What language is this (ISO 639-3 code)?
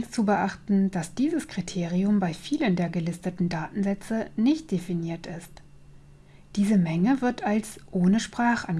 deu